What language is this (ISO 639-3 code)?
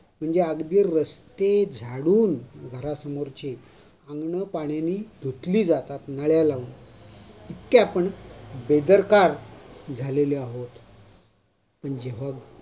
mar